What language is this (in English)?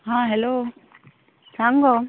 Konkani